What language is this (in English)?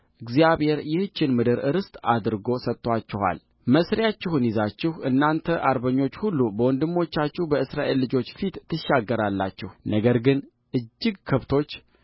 Amharic